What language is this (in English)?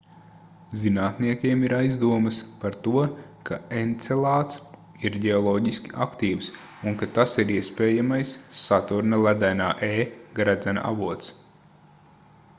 Latvian